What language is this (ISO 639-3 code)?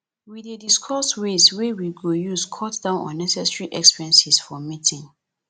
pcm